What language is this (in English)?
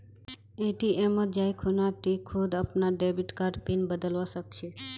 Magahi